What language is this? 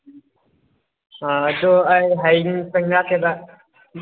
Manipuri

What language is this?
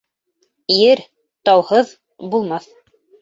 Bashkir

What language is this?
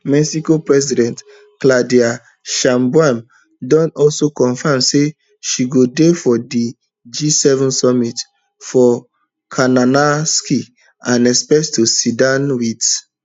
Nigerian Pidgin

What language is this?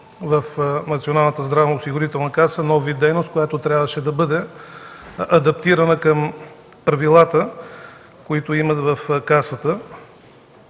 Bulgarian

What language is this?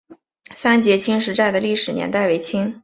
Chinese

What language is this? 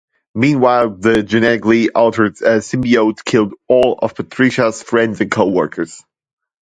English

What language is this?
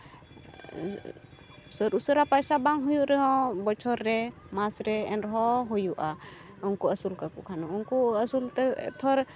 Santali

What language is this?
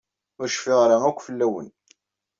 Kabyle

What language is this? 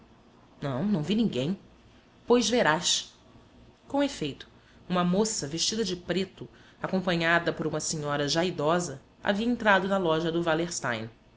Portuguese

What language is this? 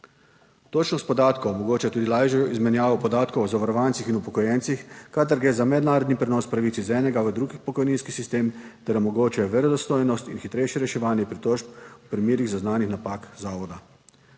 Slovenian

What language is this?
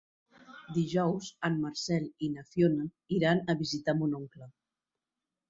Catalan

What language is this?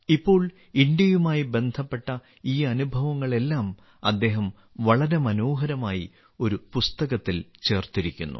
Malayalam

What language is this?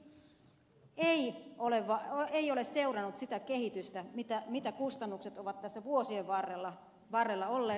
Finnish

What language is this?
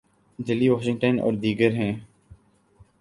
Urdu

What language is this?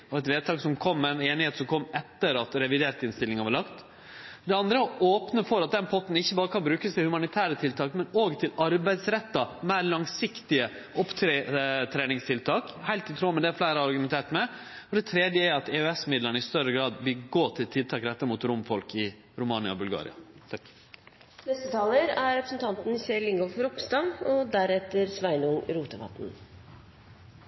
Norwegian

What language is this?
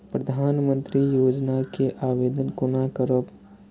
Maithili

